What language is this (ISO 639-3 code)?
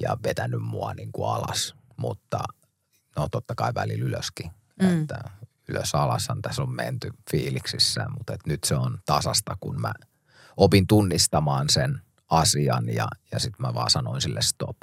fin